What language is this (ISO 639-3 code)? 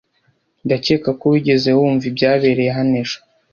kin